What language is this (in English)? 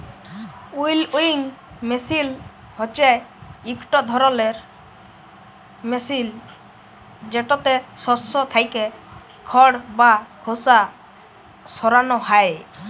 Bangla